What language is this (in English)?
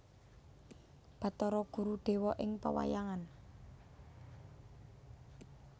Javanese